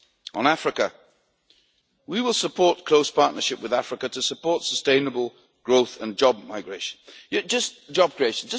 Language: English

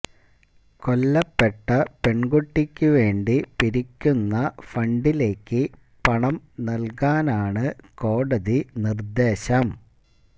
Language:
Malayalam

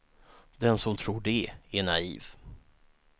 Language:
Swedish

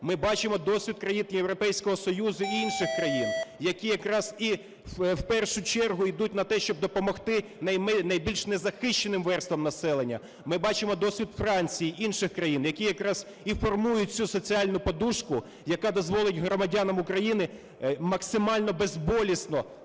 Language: Ukrainian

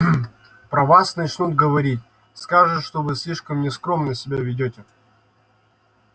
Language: Russian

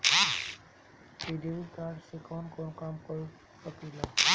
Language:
Bhojpuri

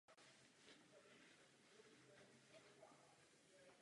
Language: Czech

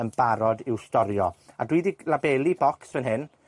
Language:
Welsh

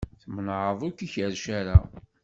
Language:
Kabyle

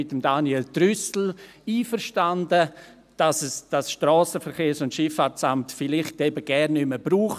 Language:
Swiss German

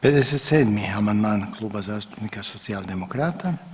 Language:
Croatian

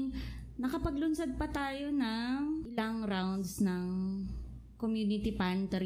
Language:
Filipino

